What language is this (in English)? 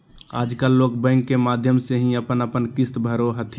Magahi